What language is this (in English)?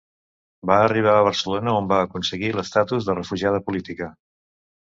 Catalan